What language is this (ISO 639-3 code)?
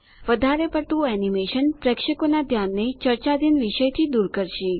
guj